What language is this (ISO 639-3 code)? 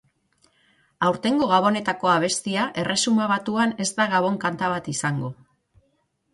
eus